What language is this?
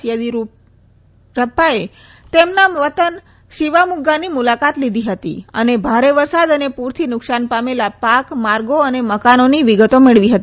Gujarati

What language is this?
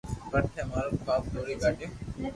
Loarki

